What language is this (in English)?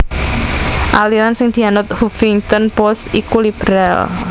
Javanese